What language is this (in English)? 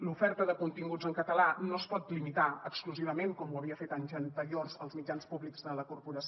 Catalan